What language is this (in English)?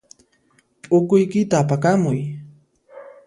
Puno Quechua